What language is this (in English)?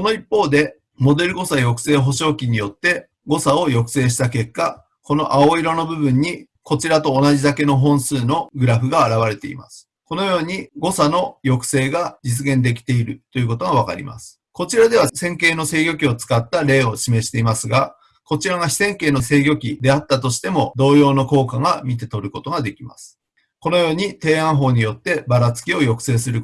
Japanese